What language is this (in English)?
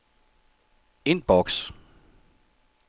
Danish